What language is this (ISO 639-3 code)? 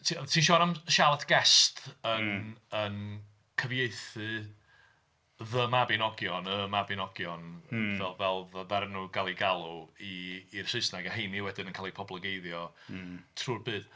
cym